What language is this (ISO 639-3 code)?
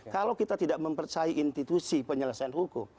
ind